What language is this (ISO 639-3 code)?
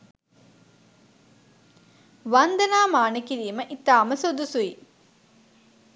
sin